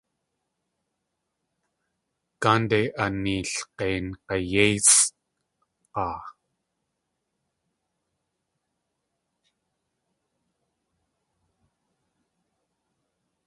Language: Tlingit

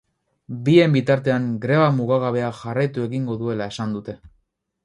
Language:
Basque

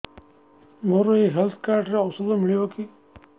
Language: Odia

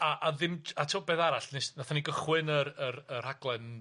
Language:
Welsh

